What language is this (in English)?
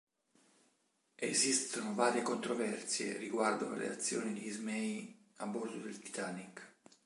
Italian